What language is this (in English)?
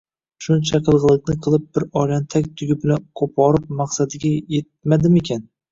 Uzbek